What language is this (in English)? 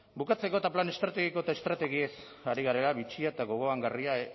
Basque